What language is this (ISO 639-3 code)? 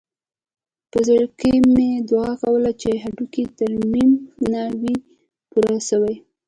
pus